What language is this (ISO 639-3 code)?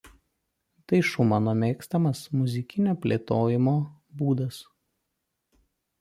lit